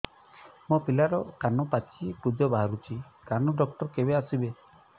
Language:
Odia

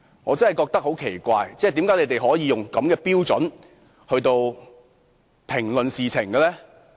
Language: Cantonese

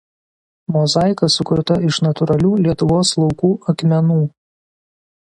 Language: Lithuanian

